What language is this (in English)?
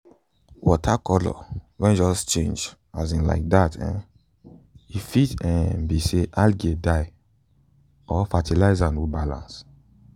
Nigerian Pidgin